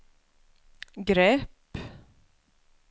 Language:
Swedish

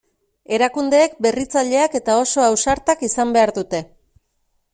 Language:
Basque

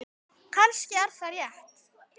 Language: Icelandic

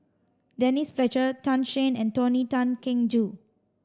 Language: English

